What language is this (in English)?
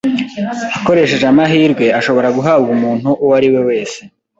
Kinyarwanda